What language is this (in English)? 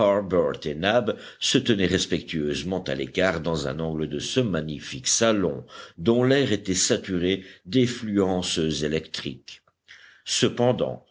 French